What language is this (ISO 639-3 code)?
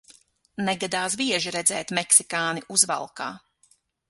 lav